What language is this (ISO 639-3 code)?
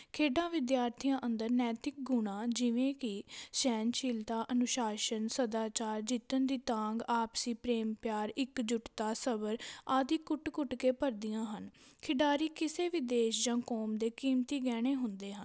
pan